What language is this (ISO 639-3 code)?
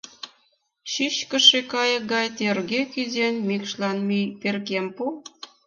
chm